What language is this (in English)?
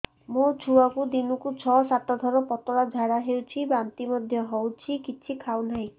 Odia